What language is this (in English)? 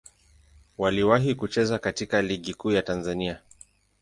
Swahili